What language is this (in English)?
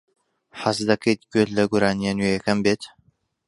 Central Kurdish